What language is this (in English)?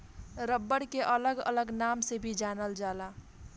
Bhojpuri